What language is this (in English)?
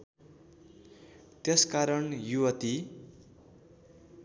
Nepali